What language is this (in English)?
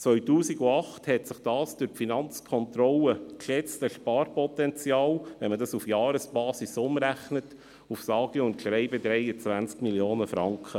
Swiss German